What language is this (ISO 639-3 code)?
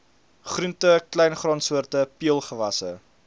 afr